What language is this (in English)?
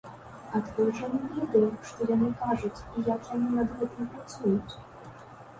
Belarusian